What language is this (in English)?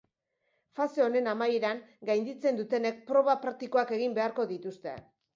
Basque